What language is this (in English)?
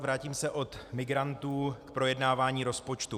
Czech